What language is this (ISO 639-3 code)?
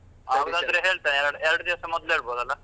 kan